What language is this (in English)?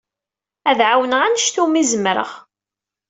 Kabyle